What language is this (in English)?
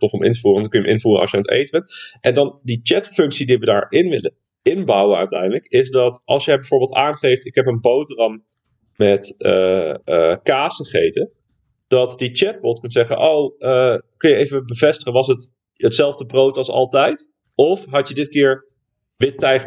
Dutch